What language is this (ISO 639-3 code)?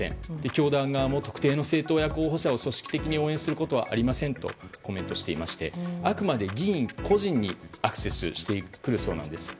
jpn